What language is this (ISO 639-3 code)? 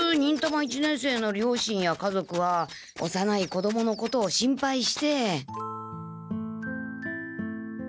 jpn